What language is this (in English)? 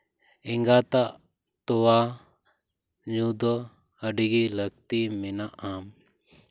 Santali